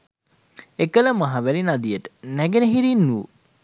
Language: Sinhala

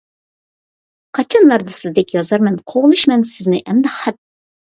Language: Uyghur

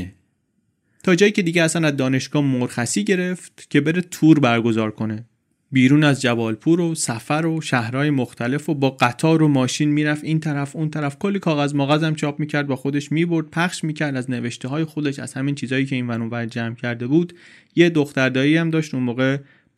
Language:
Persian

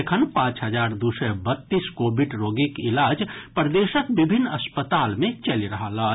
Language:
Maithili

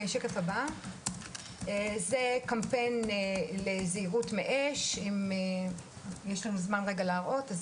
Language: Hebrew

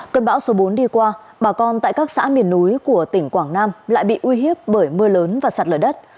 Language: Vietnamese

